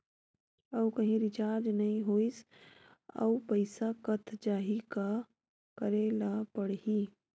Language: Chhattisgarhi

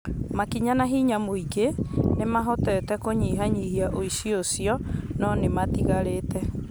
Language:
Kikuyu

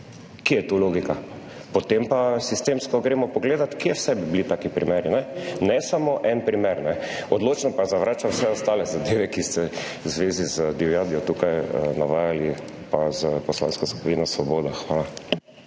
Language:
Slovenian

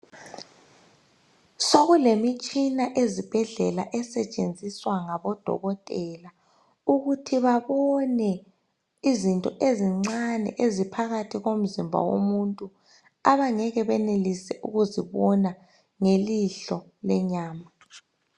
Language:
North Ndebele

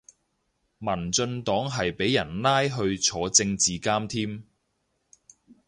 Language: Cantonese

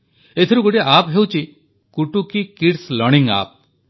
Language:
Odia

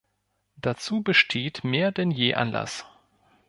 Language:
German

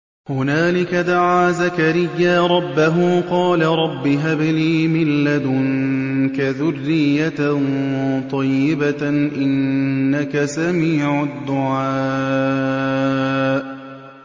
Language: Arabic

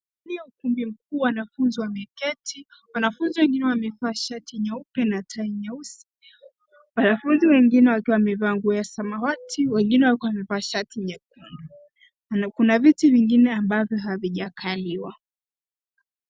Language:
Swahili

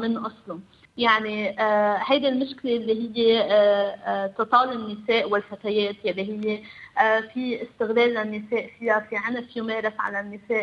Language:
Arabic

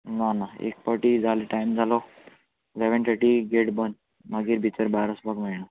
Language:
Konkani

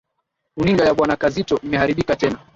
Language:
Swahili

